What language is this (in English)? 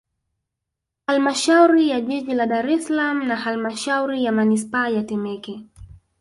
Swahili